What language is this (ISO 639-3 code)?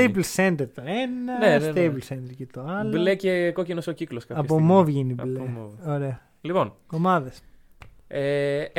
ell